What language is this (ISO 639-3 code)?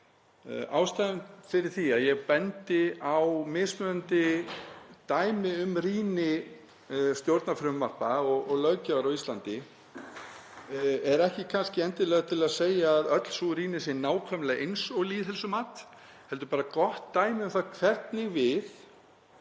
isl